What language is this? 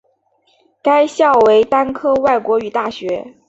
Chinese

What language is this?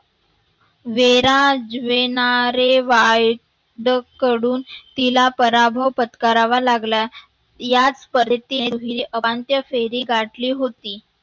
Marathi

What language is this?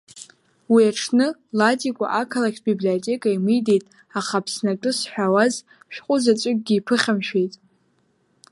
Abkhazian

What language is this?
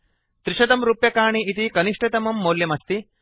Sanskrit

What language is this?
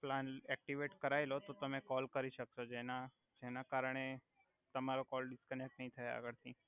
Gujarati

